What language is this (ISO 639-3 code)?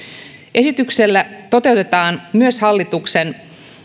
fin